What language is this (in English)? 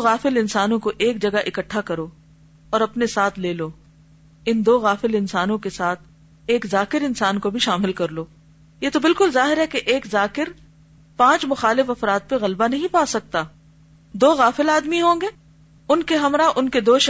Urdu